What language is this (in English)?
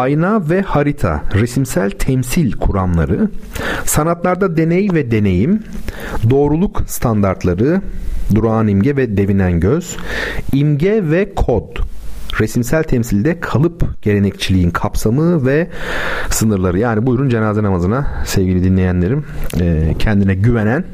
Turkish